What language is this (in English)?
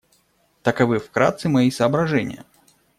Russian